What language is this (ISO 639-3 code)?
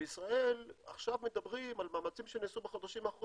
heb